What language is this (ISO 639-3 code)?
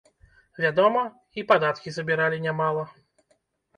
bel